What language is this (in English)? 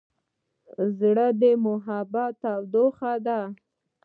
Pashto